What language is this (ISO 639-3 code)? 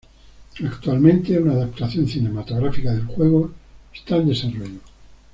spa